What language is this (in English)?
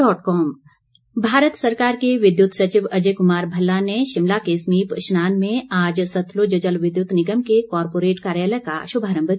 Hindi